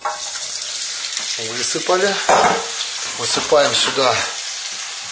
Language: Russian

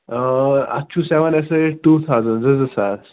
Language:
Kashmiri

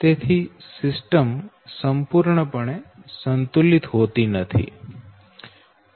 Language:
Gujarati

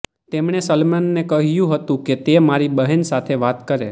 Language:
Gujarati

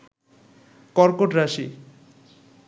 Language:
Bangla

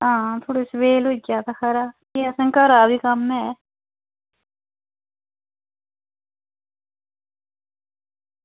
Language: Dogri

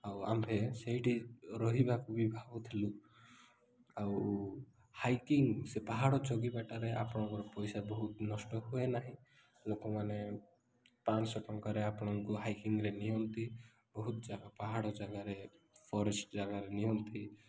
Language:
Odia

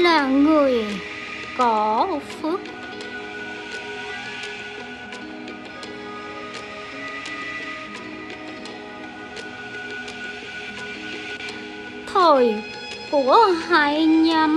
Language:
Vietnamese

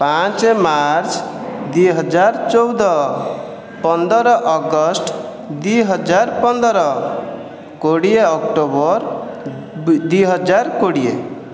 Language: Odia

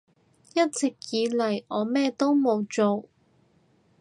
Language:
Cantonese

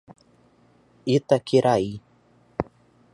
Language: Portuguese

